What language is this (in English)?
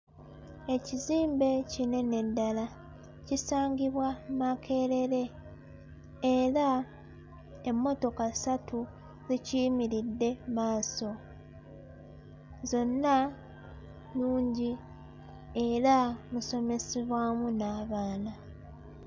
Ganda